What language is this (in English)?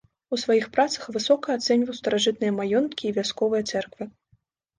Belarusian